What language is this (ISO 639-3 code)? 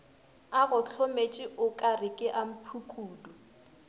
nso